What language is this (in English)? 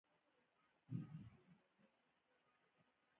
Pashto